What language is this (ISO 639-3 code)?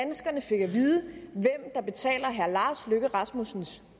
dan